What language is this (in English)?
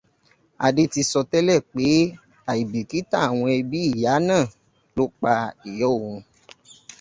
Yoruba